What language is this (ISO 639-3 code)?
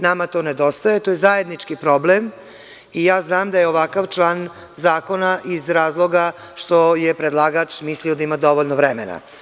srp